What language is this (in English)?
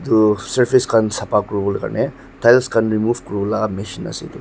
Naga Pidgin